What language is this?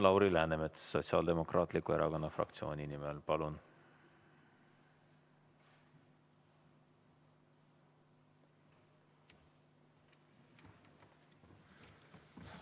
Estonian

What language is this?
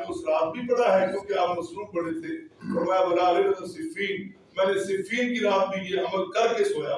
Urdu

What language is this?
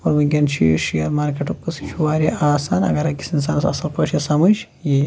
Kashmiri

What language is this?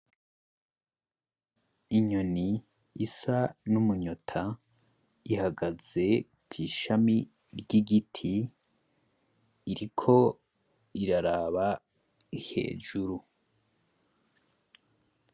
Rundi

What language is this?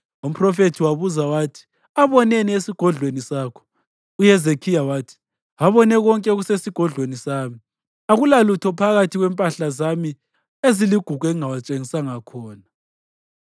North Ndebele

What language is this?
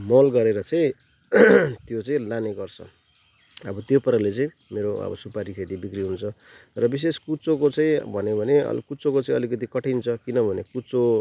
Nepali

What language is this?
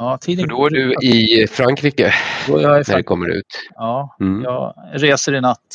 Swedish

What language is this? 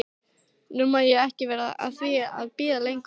Icelandic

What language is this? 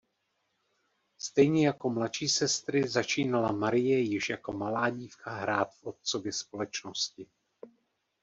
Czech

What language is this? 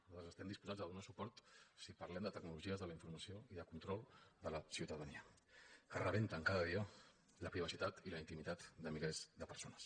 Catalan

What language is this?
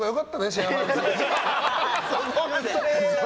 Japanese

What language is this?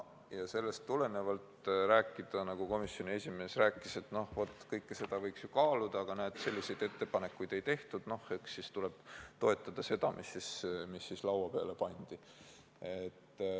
Estonian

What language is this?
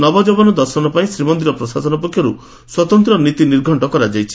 Odia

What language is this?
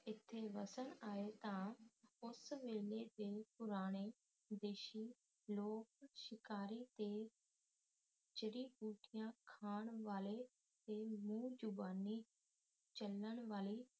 Punjabi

